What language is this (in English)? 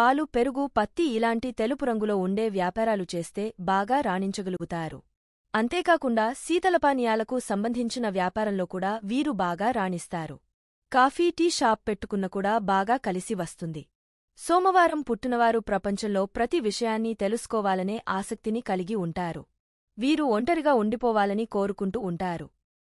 Telugu